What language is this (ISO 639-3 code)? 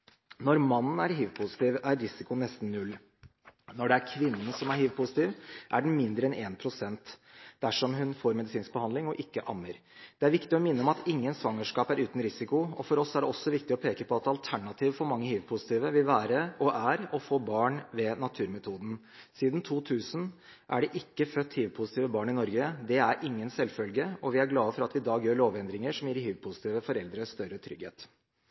nob